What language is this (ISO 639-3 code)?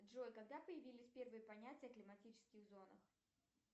rus